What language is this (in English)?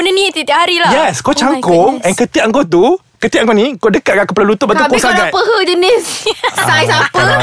Malay